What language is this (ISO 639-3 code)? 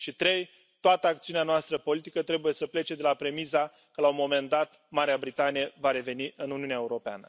ron